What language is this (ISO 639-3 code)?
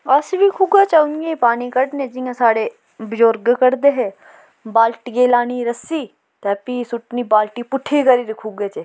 doi